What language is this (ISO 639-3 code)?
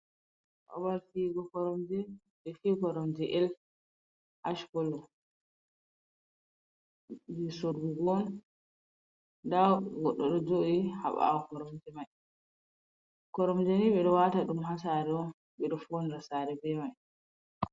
ful